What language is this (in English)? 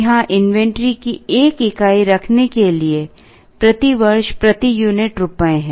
Hindi